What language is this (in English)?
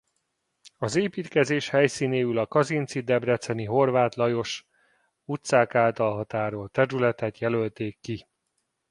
Hungarian